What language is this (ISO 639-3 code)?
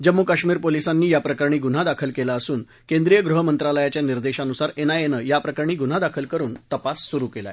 mar